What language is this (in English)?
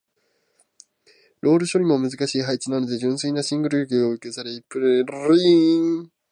Japanese